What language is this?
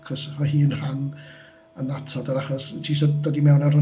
Welsh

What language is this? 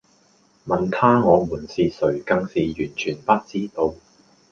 Cantonese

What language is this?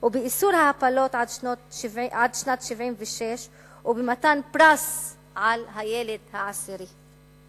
Hebrew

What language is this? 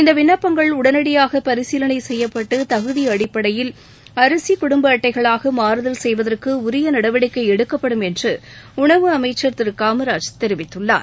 Tamil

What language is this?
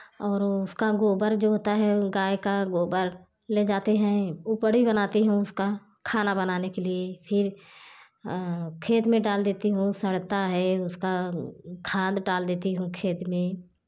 Hindi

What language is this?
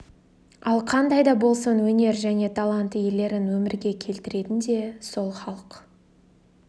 Kazakh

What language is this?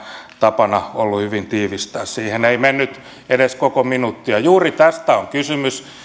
Finnish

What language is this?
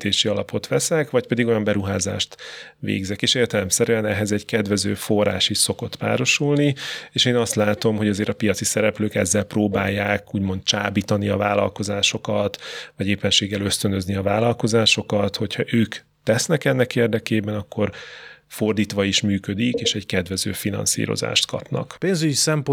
Hungarian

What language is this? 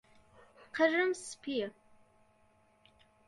Central Kurdish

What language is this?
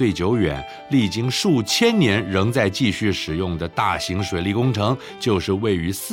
Chinese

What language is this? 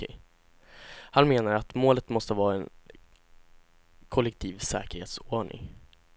Swedish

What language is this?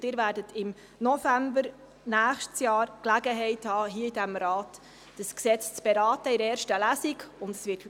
Swiss German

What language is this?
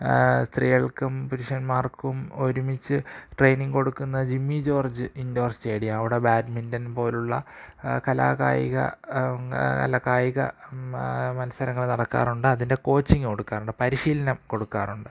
Malayalam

